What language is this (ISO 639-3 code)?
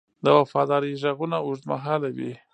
pus